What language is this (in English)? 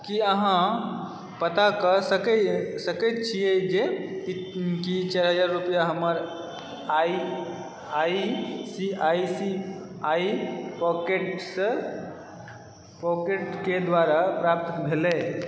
Maithili